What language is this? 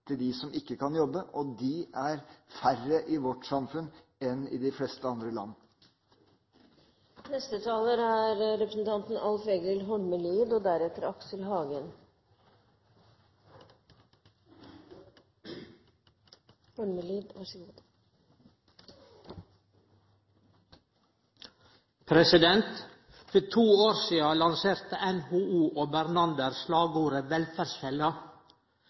Norwegian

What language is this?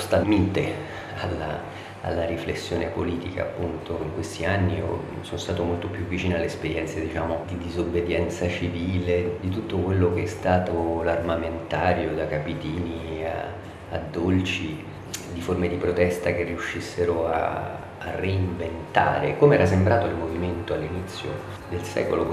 Italian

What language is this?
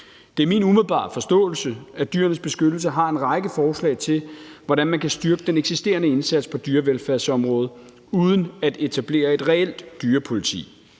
Danish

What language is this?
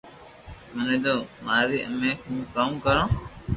Loarki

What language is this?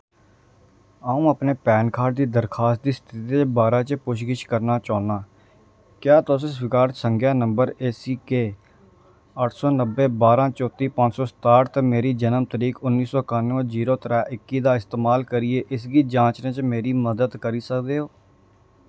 Dogri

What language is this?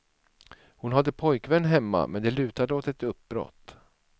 Swedish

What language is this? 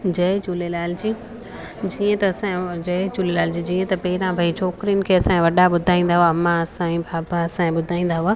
Sindhi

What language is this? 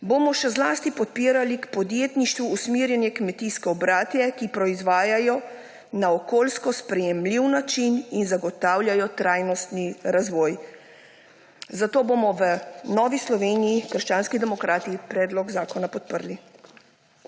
Slovenian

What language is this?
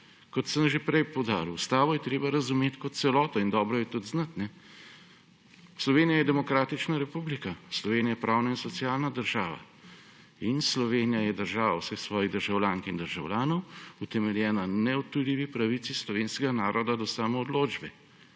Slovenian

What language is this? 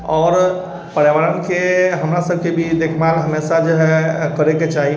Maithili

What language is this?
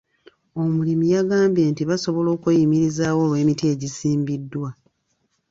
Ganda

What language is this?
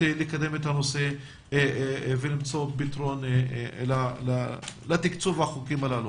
Hebrew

